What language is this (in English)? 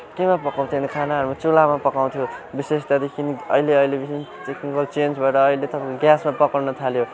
Nepali